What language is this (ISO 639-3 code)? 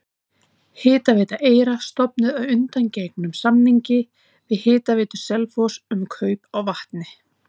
isl